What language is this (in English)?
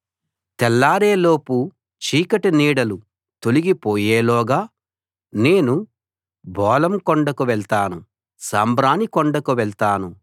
Telugu